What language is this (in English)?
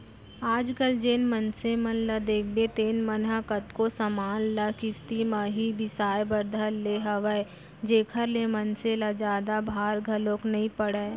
Chhattisgarhi